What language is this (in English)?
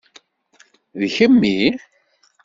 Kabyle